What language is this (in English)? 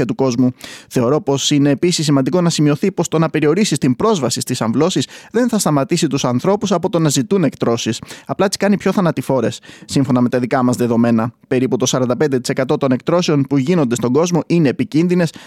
Greek